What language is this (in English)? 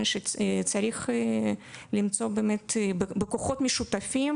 Hebrew